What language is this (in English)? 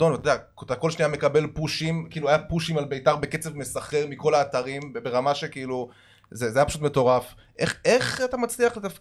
Hebrew